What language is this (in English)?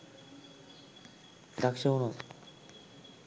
Sinhala